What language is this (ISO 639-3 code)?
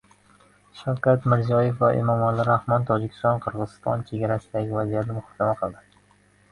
uzb